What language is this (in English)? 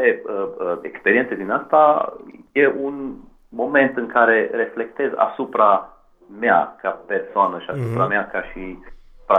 Romanian